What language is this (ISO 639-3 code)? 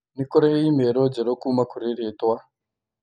kik